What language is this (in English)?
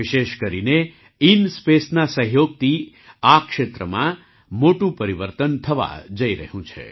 Gujarati